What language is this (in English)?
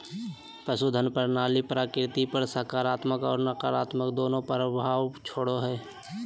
Magahi